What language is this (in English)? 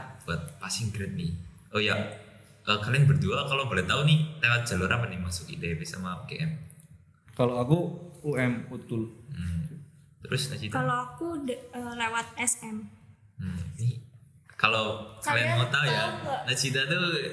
Indonesian